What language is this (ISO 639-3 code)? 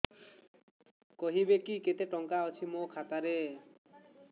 ori